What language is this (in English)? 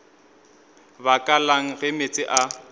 Northern Sotho